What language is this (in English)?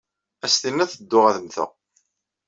Kabyle